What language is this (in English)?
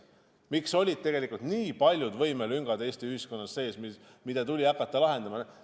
Estonian